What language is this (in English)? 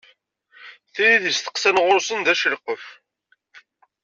Kabyle